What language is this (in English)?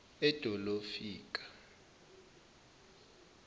Zulu